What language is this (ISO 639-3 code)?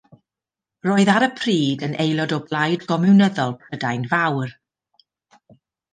cym